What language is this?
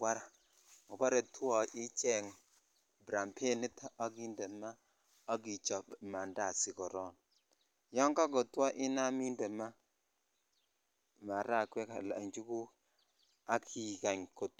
Kalenjin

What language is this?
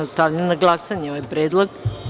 Serbian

